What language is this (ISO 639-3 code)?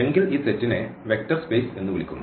mal